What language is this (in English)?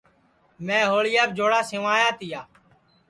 Sansi